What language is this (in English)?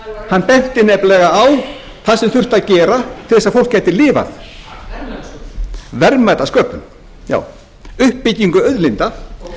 Icelandic